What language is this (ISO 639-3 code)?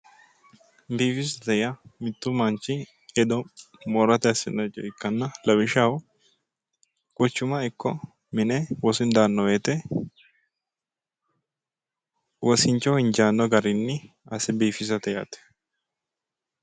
sid